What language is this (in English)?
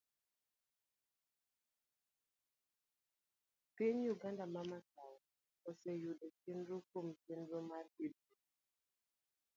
Luo (Kenya and Tanzania)